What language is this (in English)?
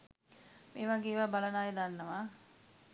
Sinhala